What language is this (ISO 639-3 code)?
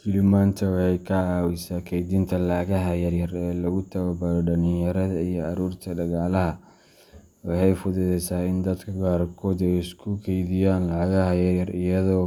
som